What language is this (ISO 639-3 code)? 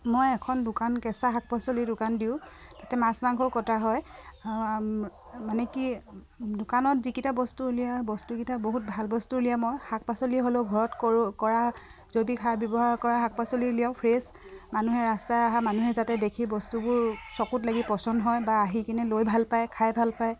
asm